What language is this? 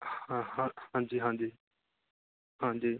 Punjabi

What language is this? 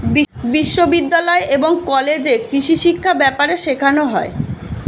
Bangla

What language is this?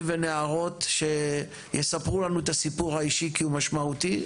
Hebrew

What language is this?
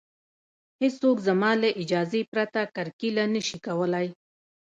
Pashto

